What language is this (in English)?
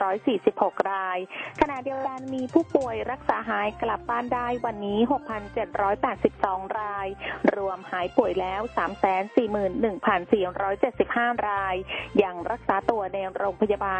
Thai